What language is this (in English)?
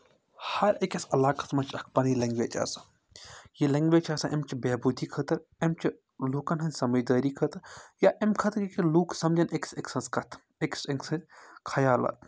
Kashmiri